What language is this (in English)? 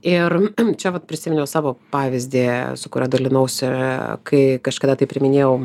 Lithuanian